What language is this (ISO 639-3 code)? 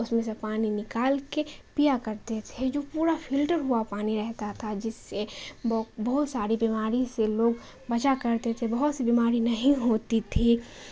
urd